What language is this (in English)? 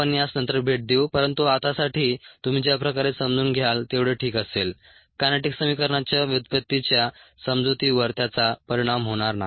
Marathi